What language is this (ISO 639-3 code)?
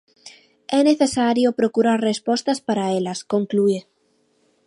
glg